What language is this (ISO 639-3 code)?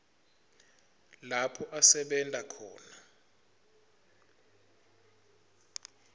ssw